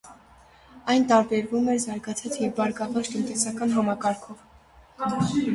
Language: Armenian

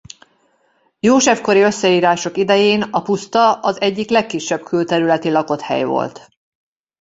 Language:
Hungarian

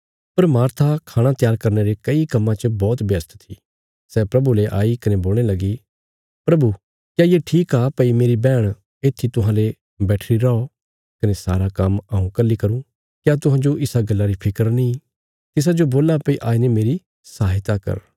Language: Bilaspuri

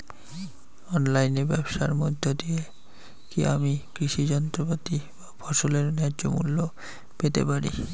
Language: Bangla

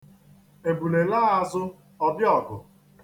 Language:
Igbo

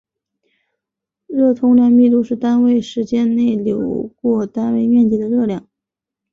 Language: Chinese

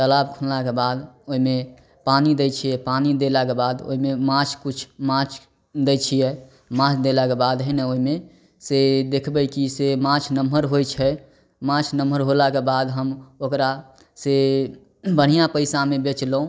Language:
Maithili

